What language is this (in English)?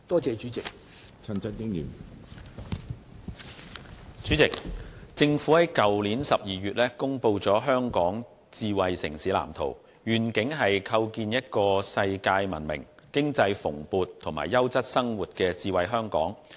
Cantonese